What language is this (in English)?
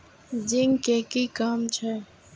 Maithili